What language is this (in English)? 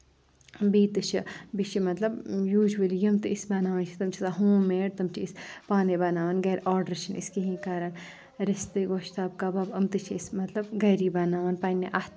Kashmiri